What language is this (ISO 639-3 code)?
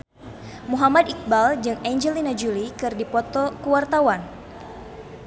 sun